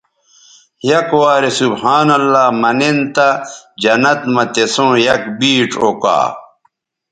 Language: Bateri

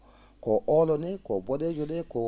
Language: Fula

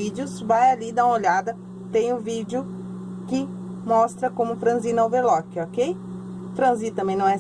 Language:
Portuguese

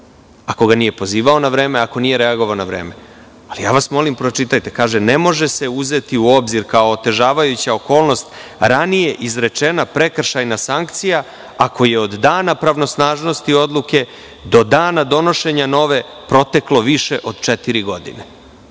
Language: Serbian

